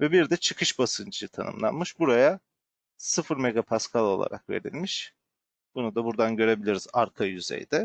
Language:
Turkish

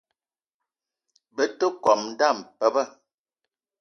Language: Eton (Cameroon)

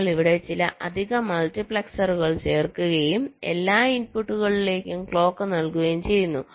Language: Malayalam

